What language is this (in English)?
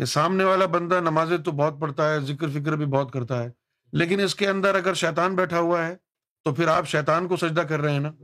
Urdu